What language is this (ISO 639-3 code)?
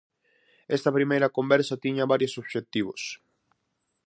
glg